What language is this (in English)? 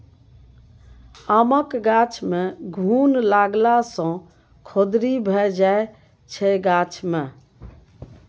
Maithili